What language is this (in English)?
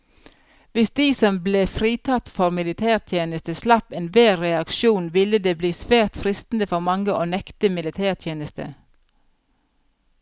Norwegian